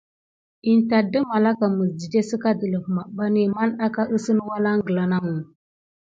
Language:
Gidar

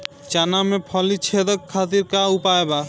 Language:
Bhojpuri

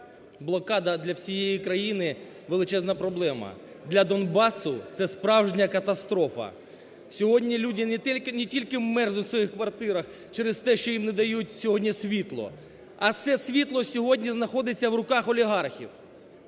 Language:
Ukrainian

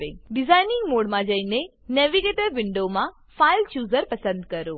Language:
Gujarati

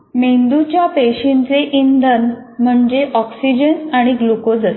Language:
Marathi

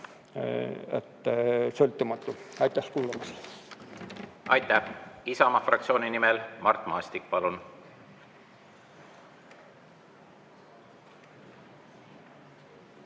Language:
Estonian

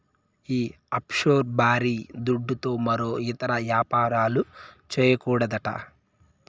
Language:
Telugu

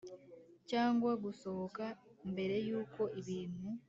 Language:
Kinyarwanda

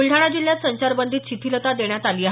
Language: Marathi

